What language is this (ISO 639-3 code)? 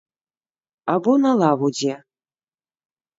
bel